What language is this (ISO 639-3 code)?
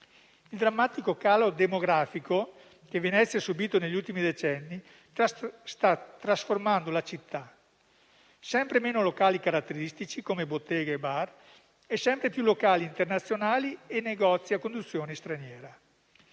ita